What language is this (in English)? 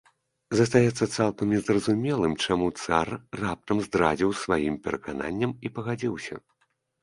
Belarusian